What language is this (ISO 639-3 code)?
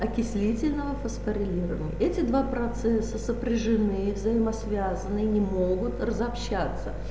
rus